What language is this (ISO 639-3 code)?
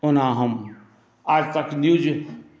mai